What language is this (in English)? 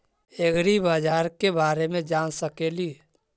Magahi